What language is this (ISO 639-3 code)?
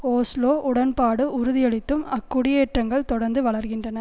tam